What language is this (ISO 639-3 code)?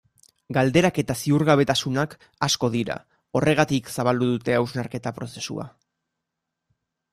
eus